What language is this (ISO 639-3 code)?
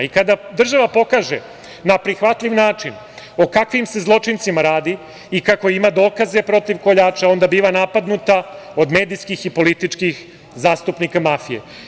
srp